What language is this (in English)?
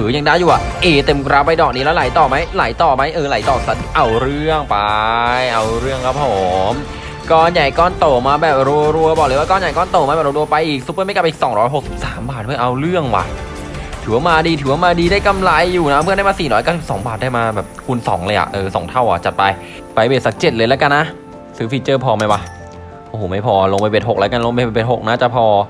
Thai